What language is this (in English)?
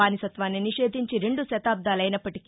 Telugu